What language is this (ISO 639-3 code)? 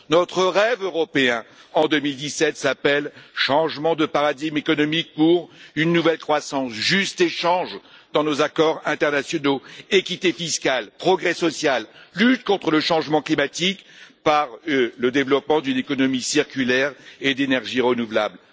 fra